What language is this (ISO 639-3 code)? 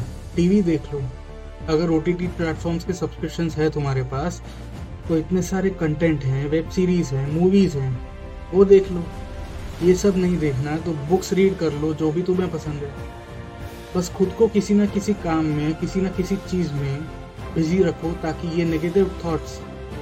hin